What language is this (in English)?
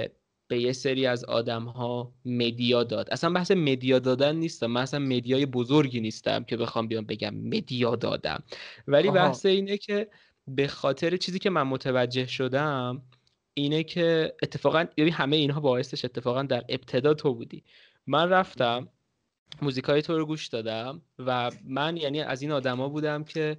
Persian